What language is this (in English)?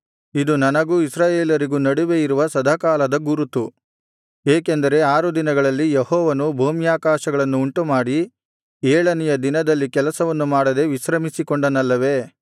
Kannada